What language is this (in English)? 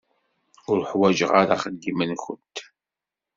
Kabyle